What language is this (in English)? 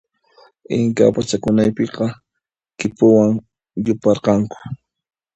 Puno Quechua